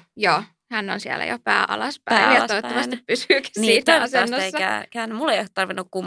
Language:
Finnish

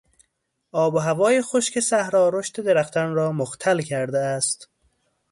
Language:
Persian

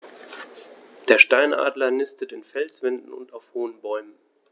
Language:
German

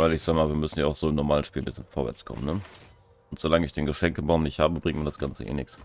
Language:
German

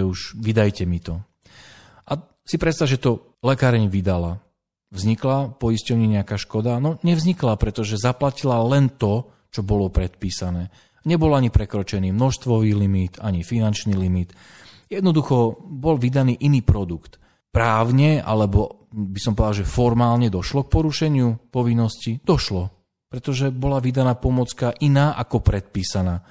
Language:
Slovak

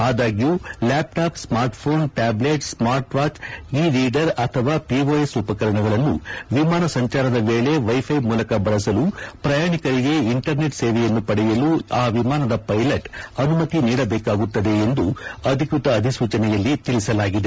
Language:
Kannada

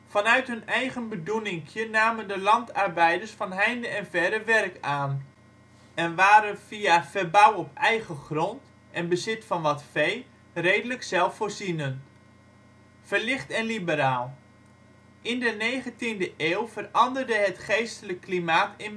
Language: Dutch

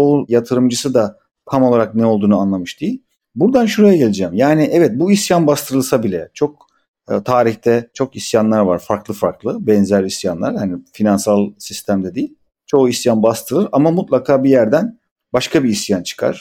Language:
Turkish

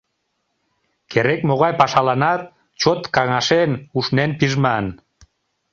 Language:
Mari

